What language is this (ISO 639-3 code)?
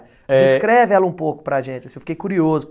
por